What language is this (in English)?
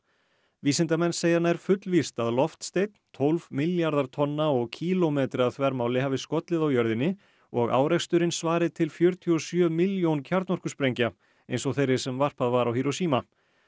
Icelandic